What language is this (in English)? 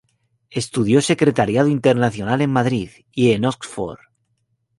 Spanish